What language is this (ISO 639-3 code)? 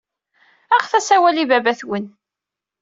kab